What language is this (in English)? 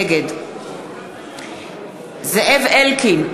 Hebrew